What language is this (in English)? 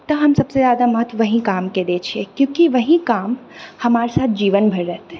Maithili